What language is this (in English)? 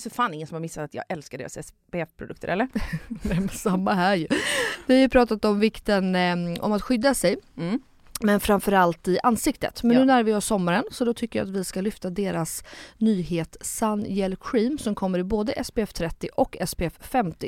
Swedish